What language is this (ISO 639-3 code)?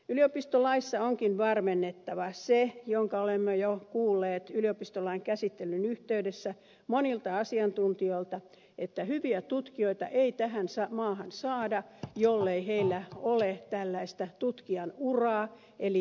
fin